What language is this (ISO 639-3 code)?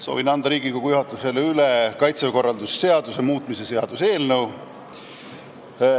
est